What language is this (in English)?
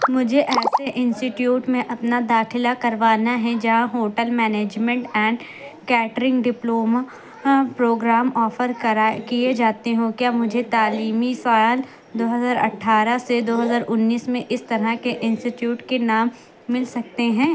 Urdu